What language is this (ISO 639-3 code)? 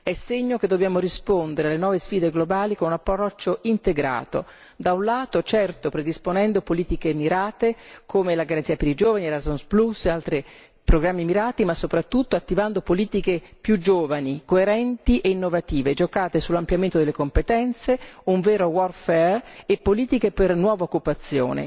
ita